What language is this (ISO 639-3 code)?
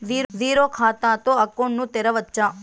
tel